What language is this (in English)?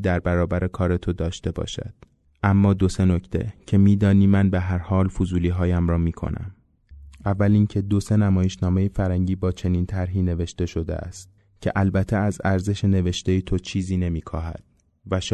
Persian